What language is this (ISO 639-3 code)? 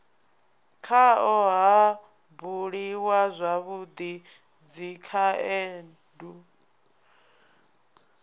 ven